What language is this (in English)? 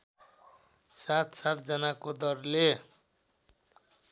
Nepali